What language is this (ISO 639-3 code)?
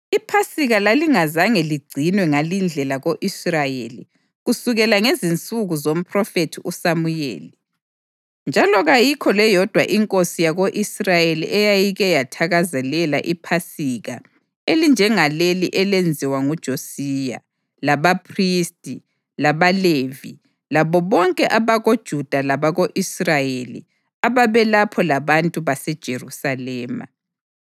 nde